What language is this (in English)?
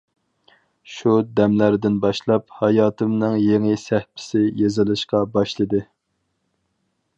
Uyghur